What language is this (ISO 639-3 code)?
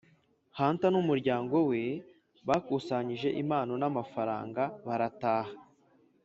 kin